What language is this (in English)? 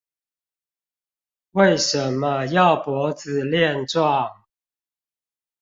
Chinese